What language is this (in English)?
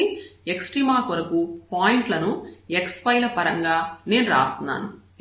Telugu